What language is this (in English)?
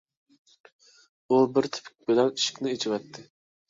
Uyghur